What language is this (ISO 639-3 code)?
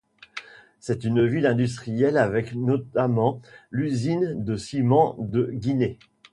fra